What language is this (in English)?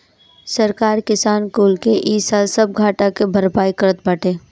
Bhojpuri